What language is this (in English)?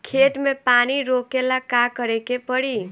Bhojpuri